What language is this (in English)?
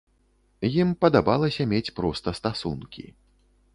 Belarusian